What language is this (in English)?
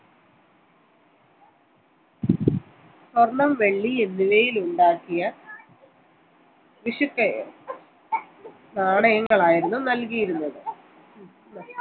Malayalam